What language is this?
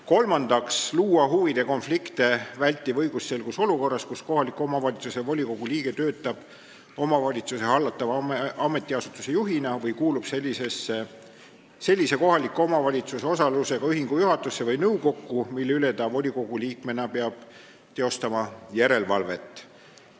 Estonian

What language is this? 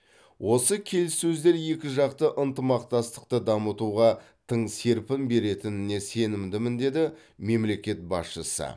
Kazakh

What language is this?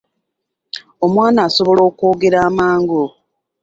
Ganda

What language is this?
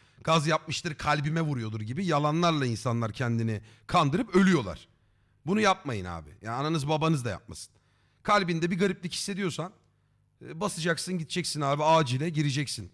Turkish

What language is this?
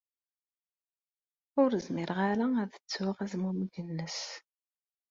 Kabyle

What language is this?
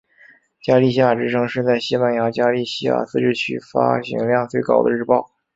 Chinese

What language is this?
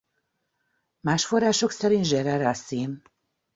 Hungarian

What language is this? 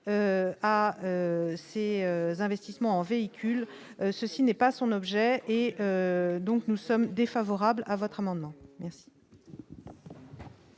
French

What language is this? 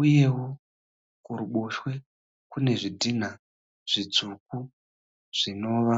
Shona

